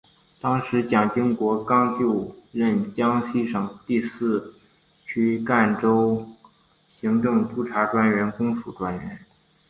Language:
Chinese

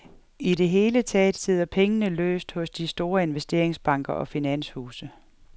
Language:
Danish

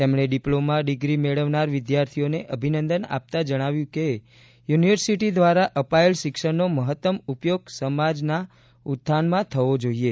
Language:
Gujarati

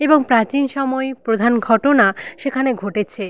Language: Bangla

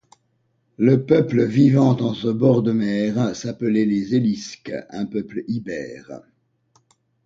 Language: French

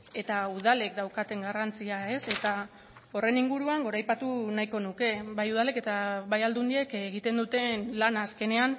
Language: Basque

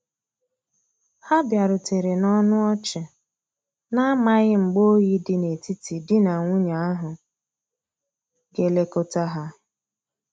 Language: Igbo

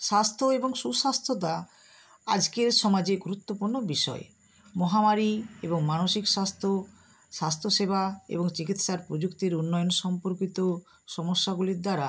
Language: Bangla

